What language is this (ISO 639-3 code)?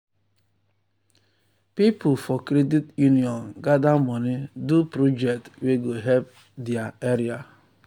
pcm